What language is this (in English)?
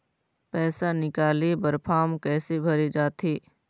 Chhattisgarhi